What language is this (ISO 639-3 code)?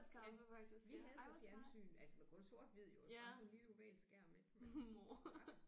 dan